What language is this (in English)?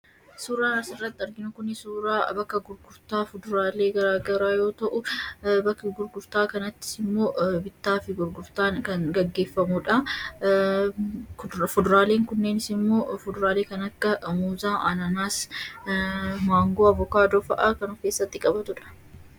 Oromo